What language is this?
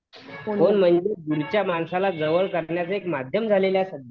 Marathi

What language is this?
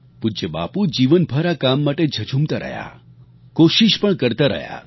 Gujarati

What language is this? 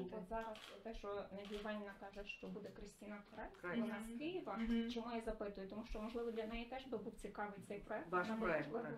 Ukrainian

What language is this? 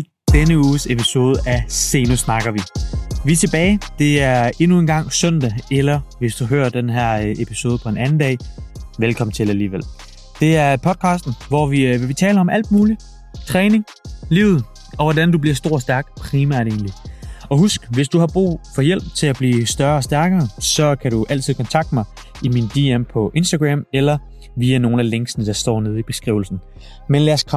Danish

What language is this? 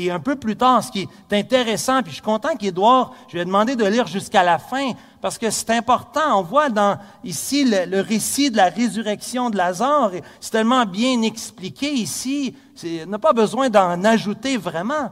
French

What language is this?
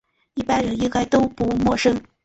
Chinese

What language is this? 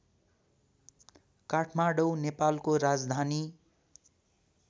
Nepali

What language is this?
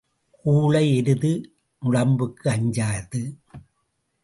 Tamil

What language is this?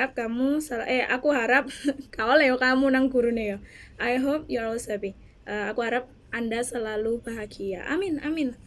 Indonesian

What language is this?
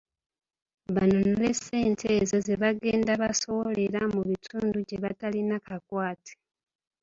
Ganda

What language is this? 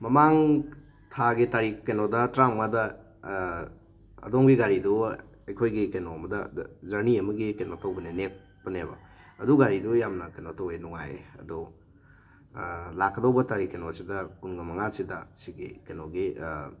Manipuri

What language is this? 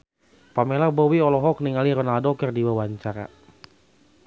Sundanese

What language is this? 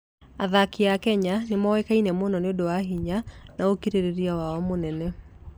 Kikuyu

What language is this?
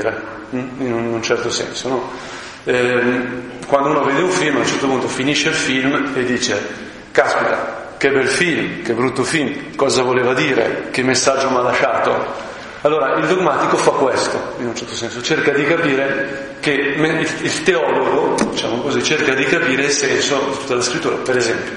Italian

